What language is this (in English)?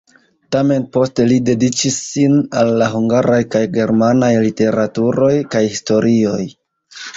Esperanto